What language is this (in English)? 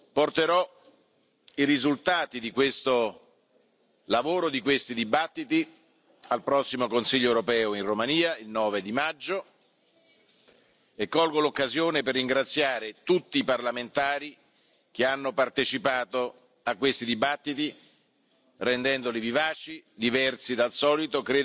Italian